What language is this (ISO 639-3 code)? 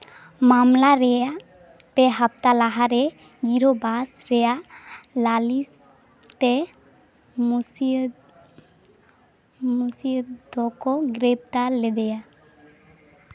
sat